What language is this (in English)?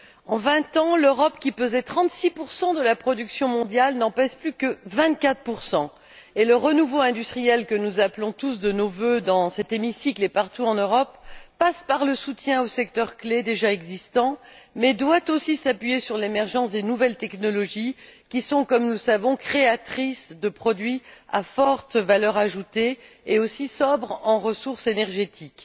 French